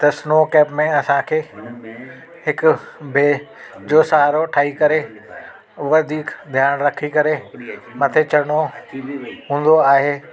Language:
Sindhi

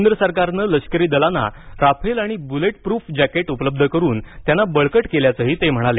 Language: Marathi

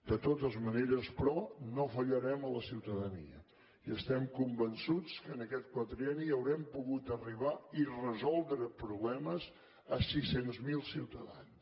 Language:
Catalan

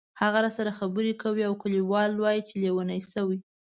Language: Pashto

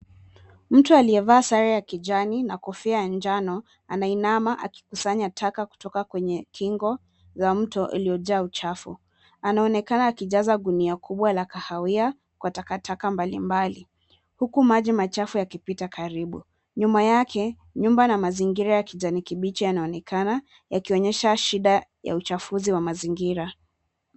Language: Swahili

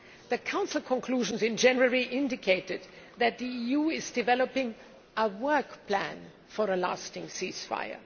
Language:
English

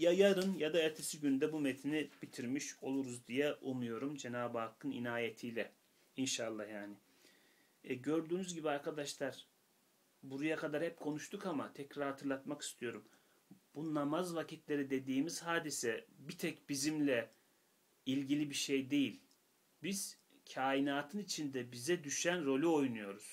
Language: Turkish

